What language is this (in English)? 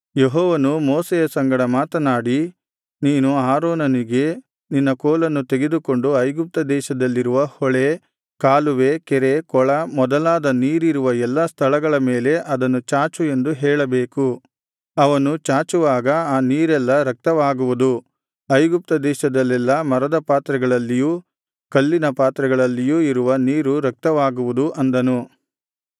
Kannada